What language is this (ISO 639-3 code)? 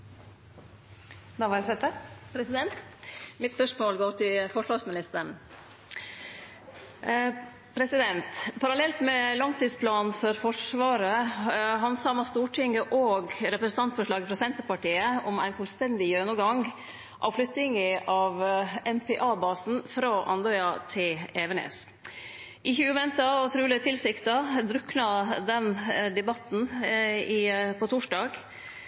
nno